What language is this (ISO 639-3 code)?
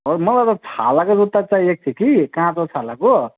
nep